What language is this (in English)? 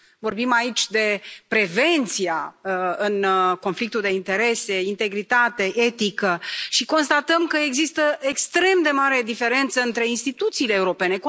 Romanian